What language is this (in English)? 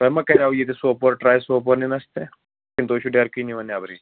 Kashmiri